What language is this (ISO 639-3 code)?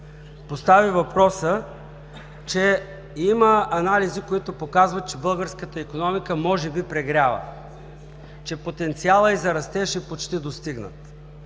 bul